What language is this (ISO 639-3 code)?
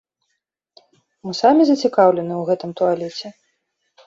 bel